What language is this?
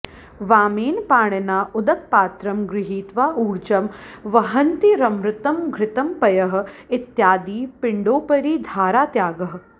Sanskrit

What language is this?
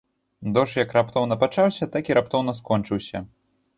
Belarusian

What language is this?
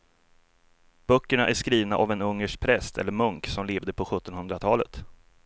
Swedish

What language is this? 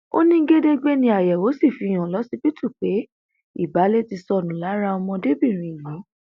Yoruba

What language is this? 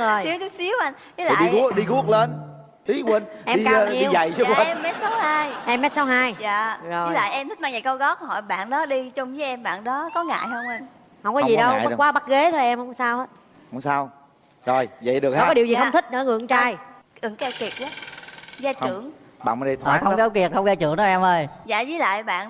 Vietnamese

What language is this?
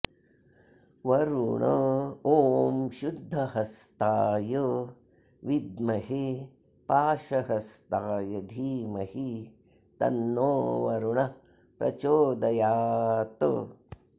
Sanskrit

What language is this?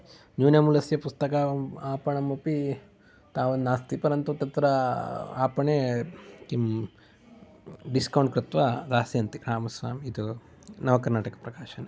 Sanskrit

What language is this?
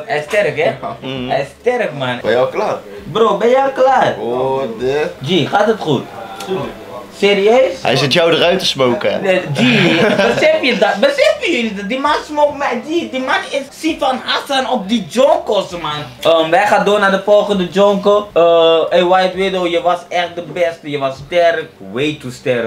Dutch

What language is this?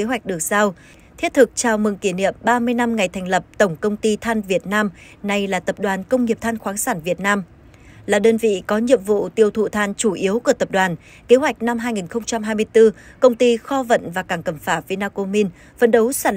Vietnamese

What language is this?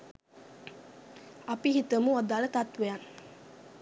Sinhala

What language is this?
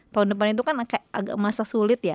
Indonesian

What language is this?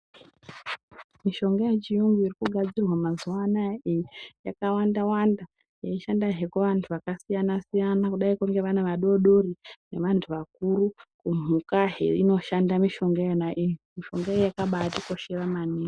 Ndau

